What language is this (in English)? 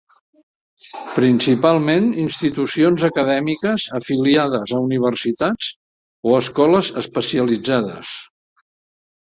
Catalan